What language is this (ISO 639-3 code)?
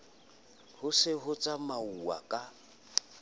sot